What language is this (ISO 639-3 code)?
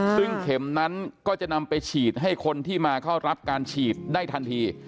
tha